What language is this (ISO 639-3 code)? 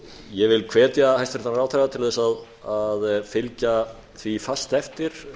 isl